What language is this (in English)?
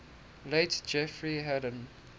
English